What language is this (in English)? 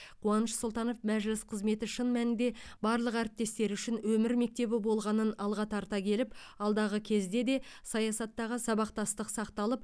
Kazakh